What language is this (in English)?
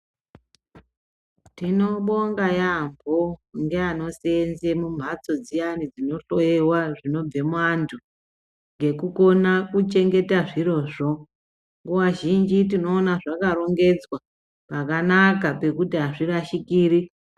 Ndau